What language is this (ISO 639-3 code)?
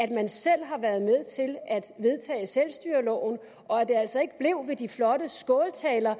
dan